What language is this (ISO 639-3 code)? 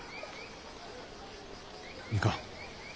jpn